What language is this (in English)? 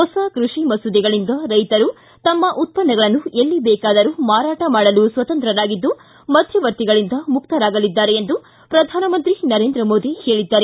Kannada